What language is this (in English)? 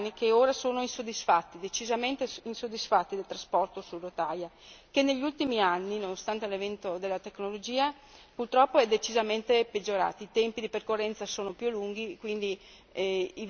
Italian